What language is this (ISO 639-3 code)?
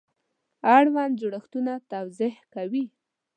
pus